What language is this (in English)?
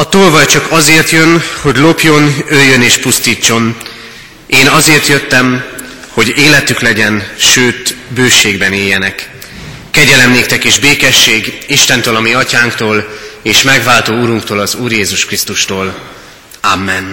Hungarian